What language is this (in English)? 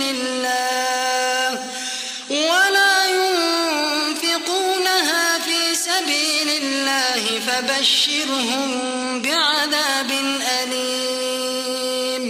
Arabic